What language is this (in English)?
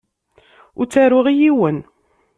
Kabyle